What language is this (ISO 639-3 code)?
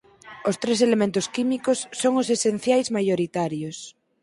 glg